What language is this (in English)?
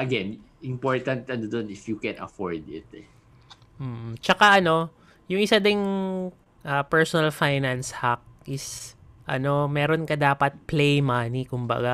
Filipino